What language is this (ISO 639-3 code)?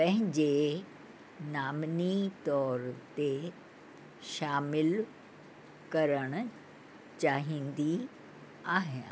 snd